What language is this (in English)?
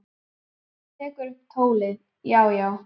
Icelandic